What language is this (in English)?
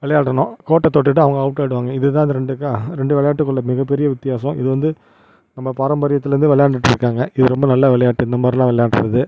Tamil